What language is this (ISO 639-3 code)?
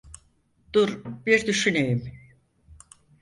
tur